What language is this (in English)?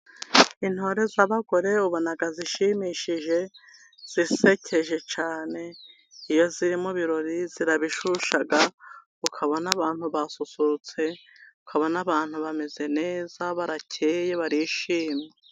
Kinyarwanda